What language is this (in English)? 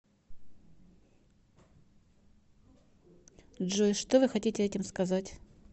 Russian